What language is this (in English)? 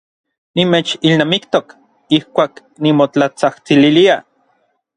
Orizaba Nahuatl